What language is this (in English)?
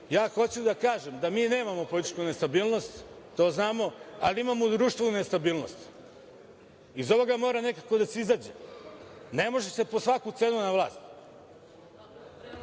Serbian